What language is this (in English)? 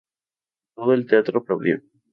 Spanish